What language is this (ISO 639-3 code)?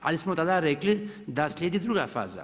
hrv